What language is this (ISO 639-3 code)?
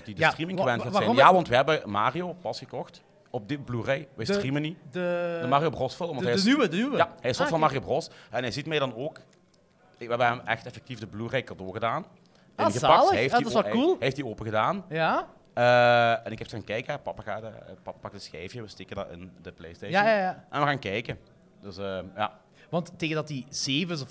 nld